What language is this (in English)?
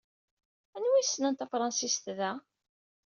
Kabyle